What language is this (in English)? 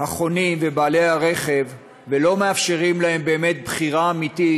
Hebrew